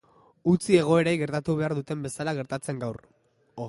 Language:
Basque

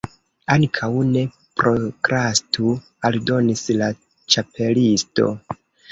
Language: Esperanto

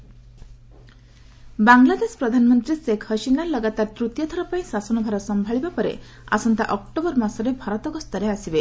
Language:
Odia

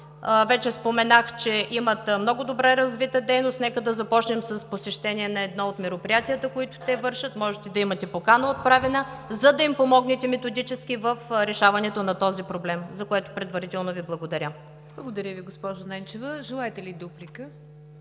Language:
Bulgarian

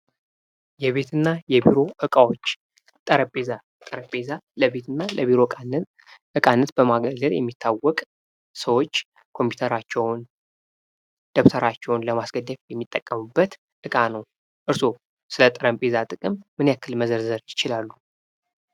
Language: Amharic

